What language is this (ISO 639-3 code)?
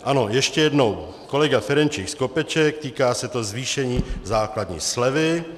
ces